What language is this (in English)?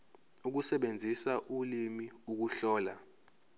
Zulu